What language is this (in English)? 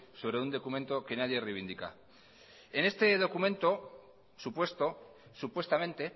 Spanish